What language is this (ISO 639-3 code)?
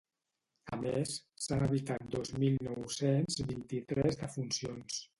cat